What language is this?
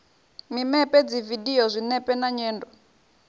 Venda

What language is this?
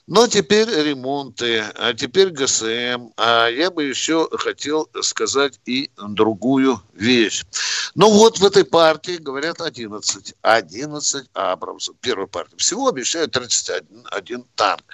Russian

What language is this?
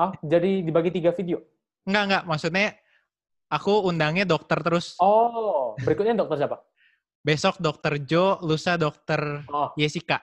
Indonesian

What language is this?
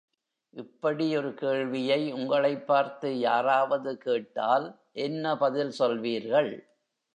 Tamil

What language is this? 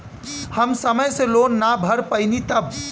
Bhojpuri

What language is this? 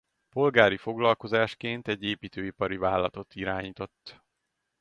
Hungarian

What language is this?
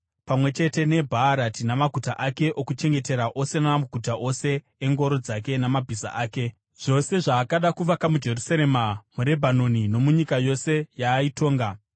Shona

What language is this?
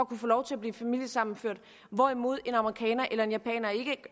Danish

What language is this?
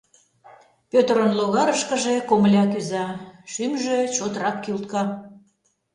Mari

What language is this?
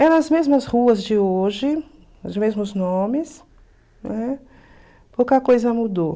Portuguese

